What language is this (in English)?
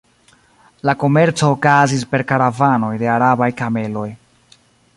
Esperanto